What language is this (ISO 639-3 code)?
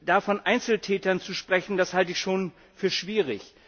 deu